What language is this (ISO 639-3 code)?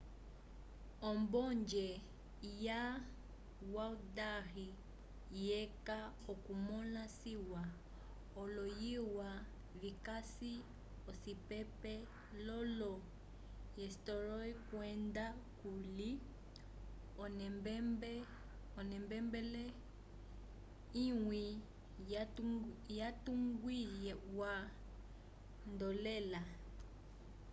umb